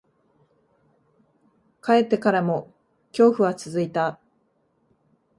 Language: Japanese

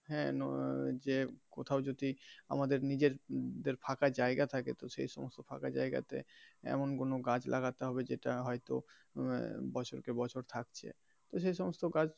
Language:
Bangla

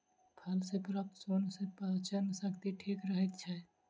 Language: Maithili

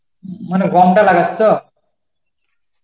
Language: Bangla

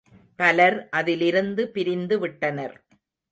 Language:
Tamil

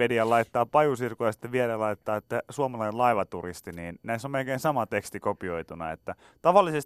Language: Finnish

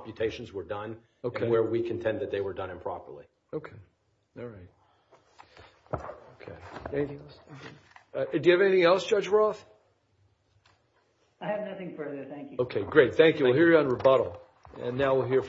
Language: English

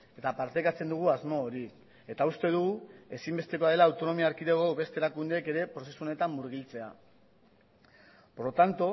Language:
Basque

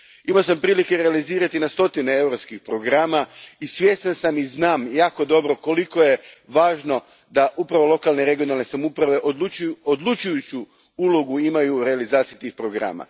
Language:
Croatian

